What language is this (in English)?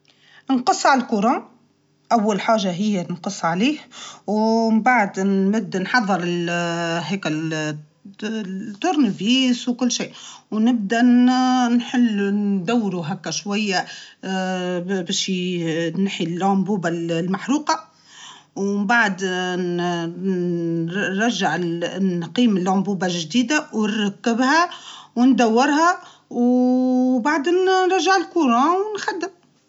Tunisian Arabic